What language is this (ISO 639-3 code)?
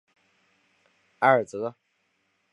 zho